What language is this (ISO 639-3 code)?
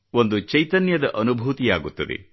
kan